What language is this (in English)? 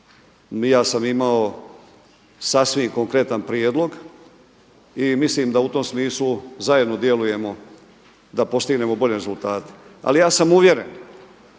Croatian